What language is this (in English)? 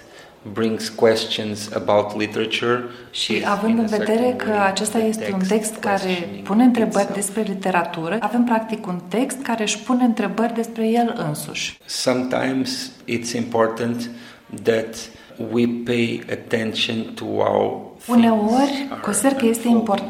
Romanian